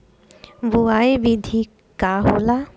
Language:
Bhojpuri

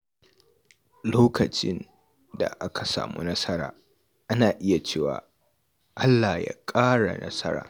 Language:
Hausa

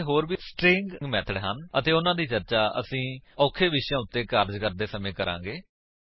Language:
Punjabi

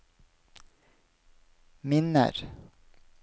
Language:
Norwegian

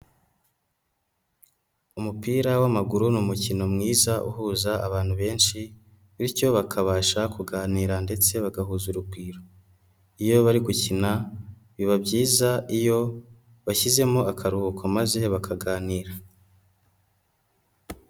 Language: Kinyarwanda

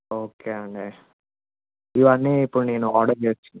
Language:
Telugu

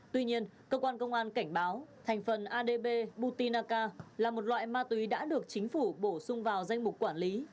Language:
Vietnamese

